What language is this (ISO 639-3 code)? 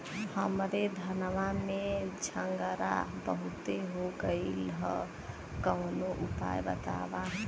bho